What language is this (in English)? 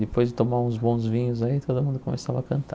Portuguese